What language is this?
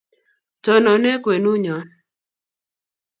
Kalenjin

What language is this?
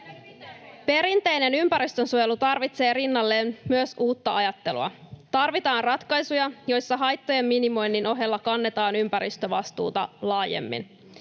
Finnish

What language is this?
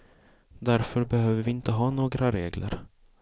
Swedish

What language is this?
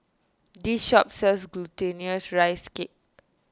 English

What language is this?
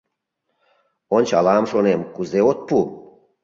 Mari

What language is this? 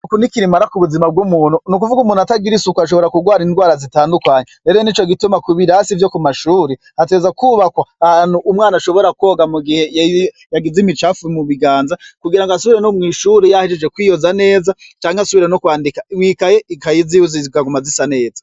Rundi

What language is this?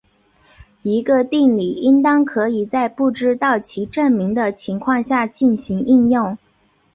Chinese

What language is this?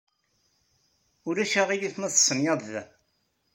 Kabyle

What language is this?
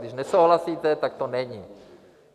Czech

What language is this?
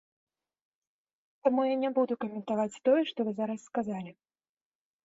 Belarusian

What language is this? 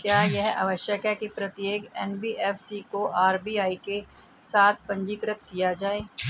Hindi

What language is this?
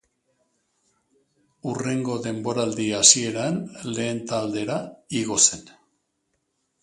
Basque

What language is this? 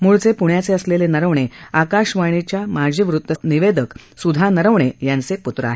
Marathi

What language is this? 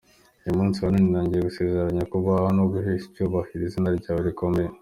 Kinyarwanda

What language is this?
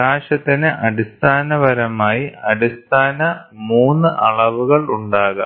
Malayalam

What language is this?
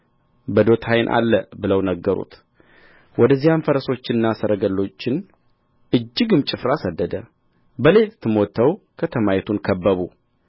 Amharic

